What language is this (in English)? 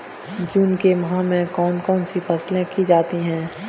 Hindi